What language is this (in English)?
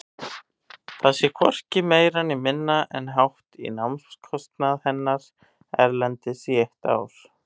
Icelandic